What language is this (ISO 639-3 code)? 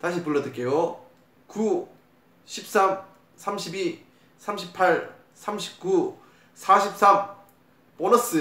kor